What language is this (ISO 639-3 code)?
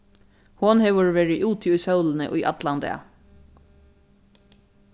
fao